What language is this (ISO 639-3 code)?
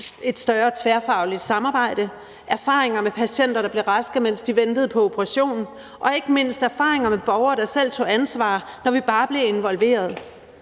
dan